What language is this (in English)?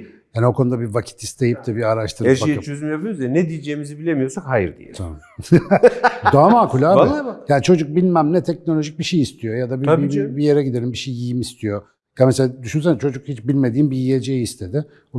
Turkish